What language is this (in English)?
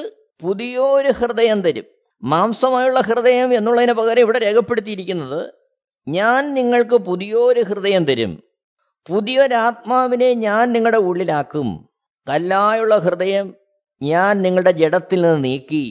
Malayalam